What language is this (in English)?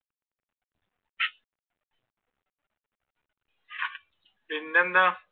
Malayalam